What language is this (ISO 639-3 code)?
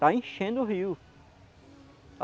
por